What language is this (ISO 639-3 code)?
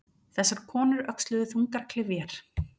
isl